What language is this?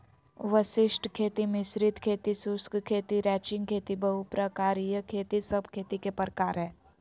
Magahi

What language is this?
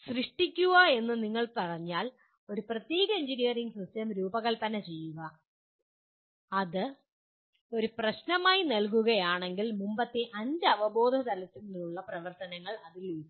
Malayalam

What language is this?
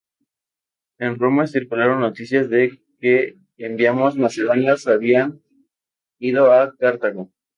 Spanish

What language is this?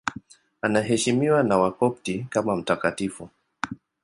Swahili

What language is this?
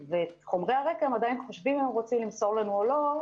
Hebrew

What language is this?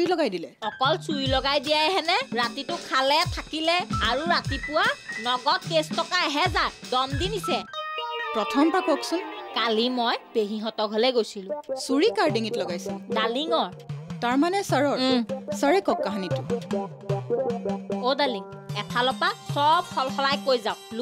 Bangla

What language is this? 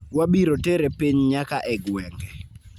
Luo (Kenya and Tanzania)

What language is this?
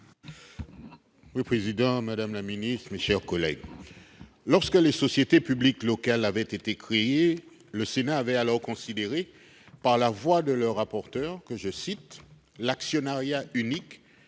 French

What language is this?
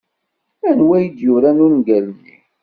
Kabyle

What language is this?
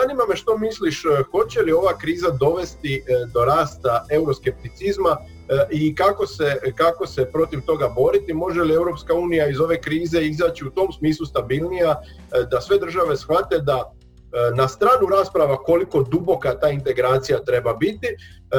Croatian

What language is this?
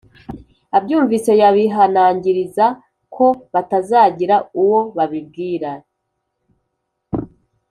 Kinyarwanda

